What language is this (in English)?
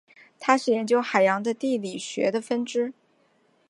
Chinese